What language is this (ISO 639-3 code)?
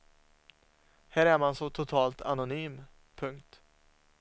swe